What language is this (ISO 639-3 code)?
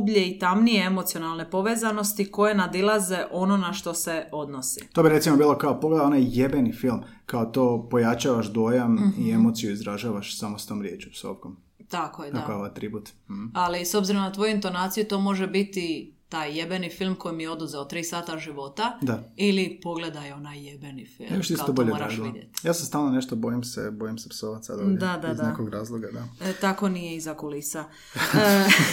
hrv